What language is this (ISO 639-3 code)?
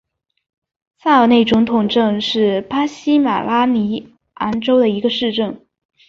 zho